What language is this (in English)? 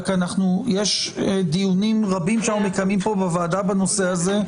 Hebrew